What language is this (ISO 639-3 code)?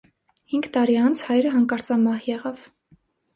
hye